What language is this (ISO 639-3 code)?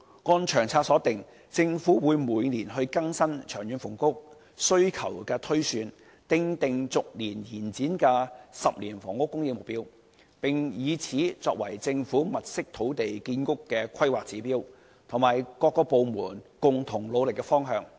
yue